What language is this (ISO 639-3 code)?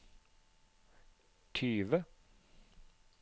nor